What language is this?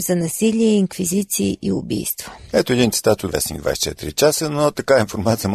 Bulgarian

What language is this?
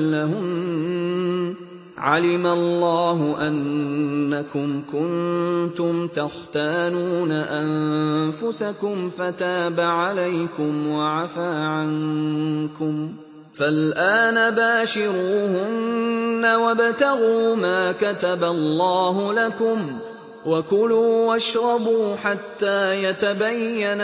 Arabic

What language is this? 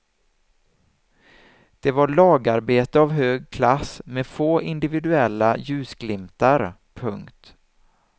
Swedish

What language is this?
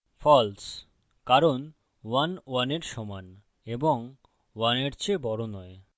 Bangla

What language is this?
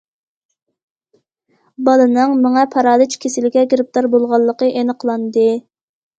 Uyghur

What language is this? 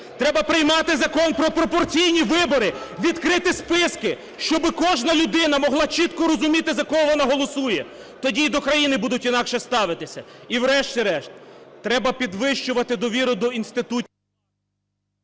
Ukrainian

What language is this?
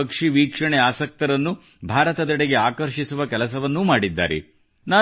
Kannada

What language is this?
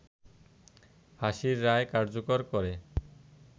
Bangla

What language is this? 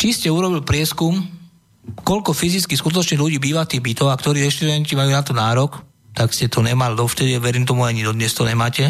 Slovak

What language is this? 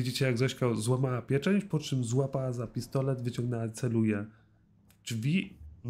Polish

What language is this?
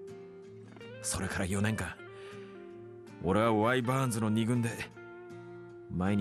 Japanese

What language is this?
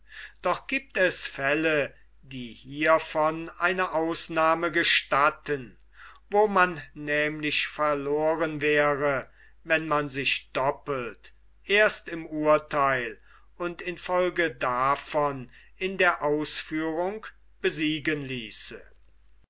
German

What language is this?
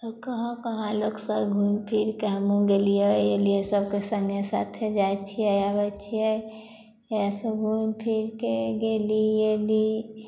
Maithili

